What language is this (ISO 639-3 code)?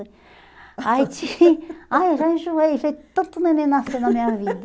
por